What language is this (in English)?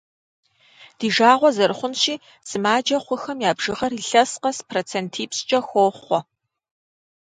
Kabardian